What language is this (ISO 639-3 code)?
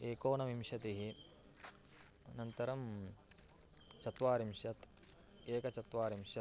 san